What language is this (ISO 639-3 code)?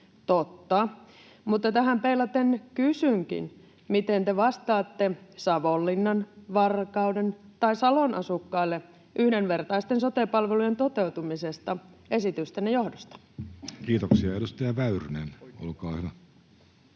fin